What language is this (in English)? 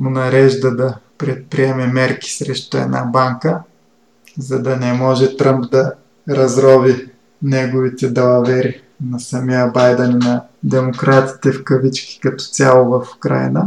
Bulgarian